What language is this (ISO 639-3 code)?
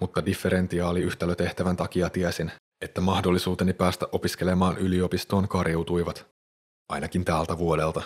fin